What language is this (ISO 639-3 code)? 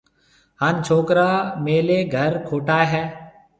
mve